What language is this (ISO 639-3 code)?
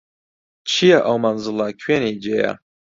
ckb